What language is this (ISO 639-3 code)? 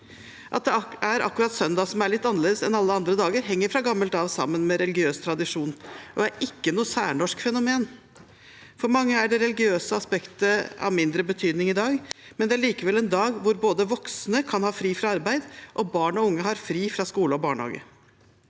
nor